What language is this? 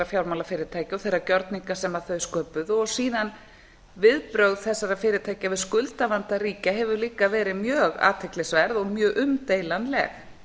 Icelandic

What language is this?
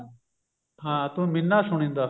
Punjabi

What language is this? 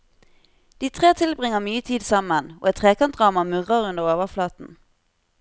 Norwegian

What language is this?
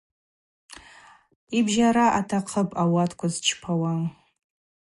Abaza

